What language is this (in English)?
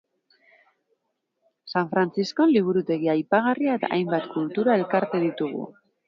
Basque